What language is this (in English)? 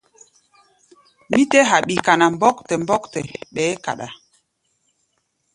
Gbaya